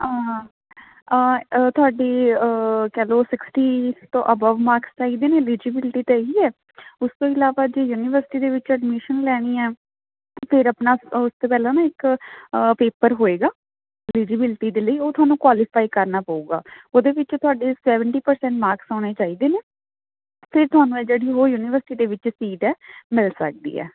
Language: Punjabi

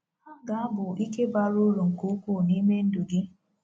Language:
Igbo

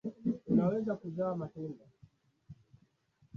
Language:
Swahili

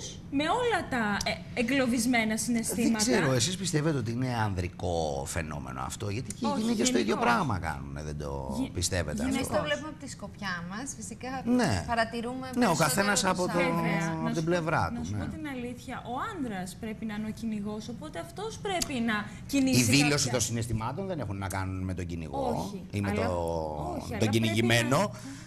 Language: Greek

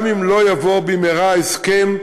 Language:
Hebrew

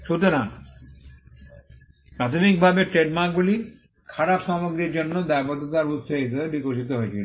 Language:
Bangla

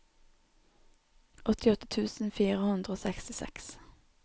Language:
Norwegian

